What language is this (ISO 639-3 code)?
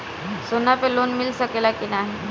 bho